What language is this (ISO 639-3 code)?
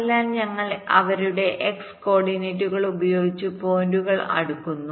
mal